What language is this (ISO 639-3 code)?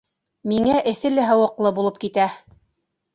bak